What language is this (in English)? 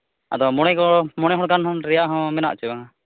Santali